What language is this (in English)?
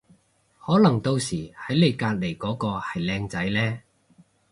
Cantonese